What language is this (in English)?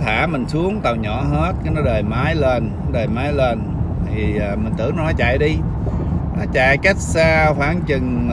Vietnamese